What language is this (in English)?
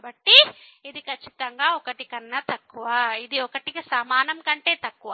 Telugu